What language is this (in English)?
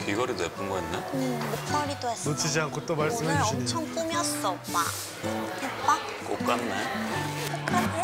Korean